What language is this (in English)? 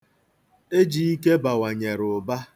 Igbo